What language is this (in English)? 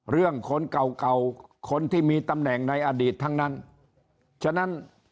Thai